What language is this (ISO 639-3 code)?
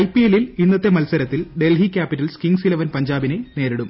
mal